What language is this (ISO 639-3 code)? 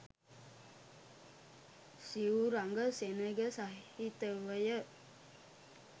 sin